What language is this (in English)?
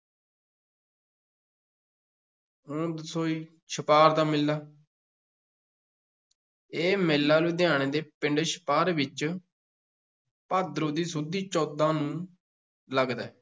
Punjabi